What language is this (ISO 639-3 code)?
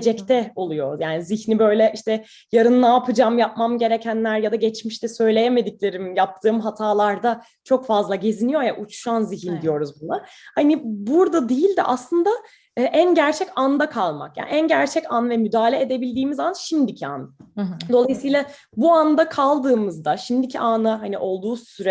tur